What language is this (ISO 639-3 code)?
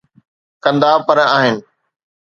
snd